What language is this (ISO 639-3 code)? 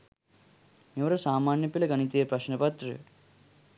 sin